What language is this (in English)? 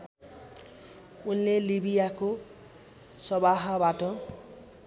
Nepali